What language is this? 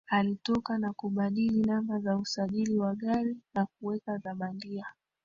Swahili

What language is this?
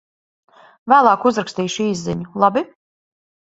Latvian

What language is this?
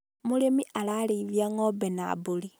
Kikuyu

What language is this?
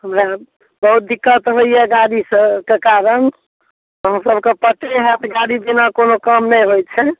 Maithili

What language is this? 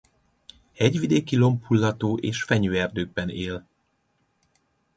Hungarian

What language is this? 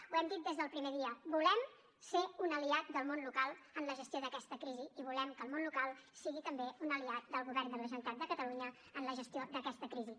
Catalan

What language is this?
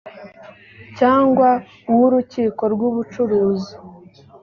Kinyarwanda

